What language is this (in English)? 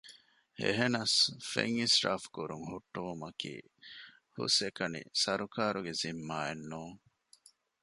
Divehi